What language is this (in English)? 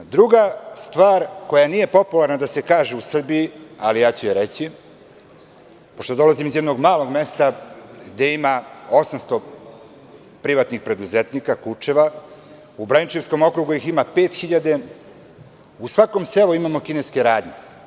Serbian